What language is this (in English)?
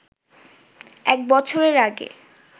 Bangla